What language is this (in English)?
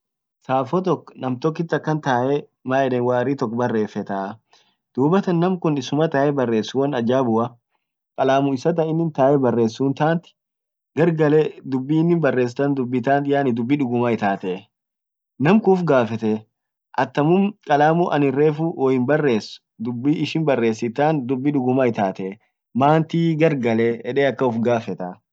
Orma